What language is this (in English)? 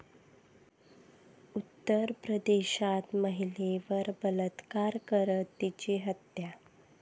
Marathi